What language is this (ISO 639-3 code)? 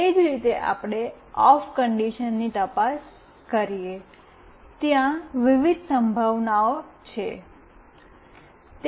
guj